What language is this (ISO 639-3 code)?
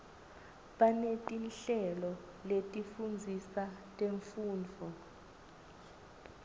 ssw